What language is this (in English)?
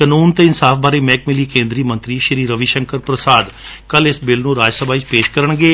Punjabi